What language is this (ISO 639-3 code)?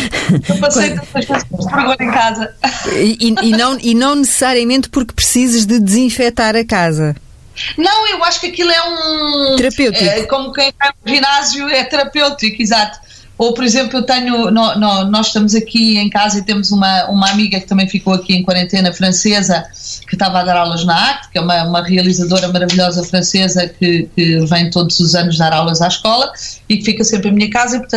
por